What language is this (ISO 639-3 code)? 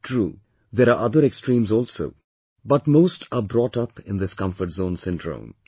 eng